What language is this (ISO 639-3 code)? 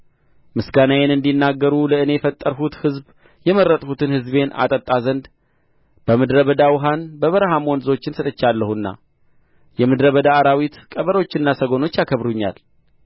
amh